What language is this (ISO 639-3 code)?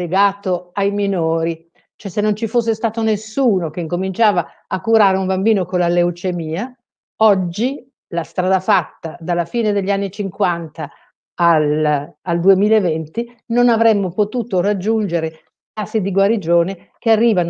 ita